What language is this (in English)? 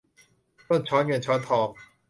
Thai